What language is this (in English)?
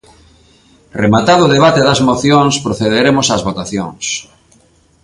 Galician